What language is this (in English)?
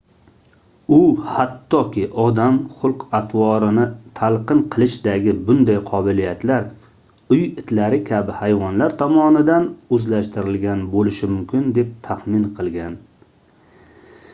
Uzbek